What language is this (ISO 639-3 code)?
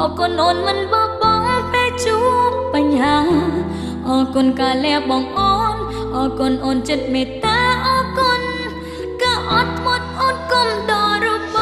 tha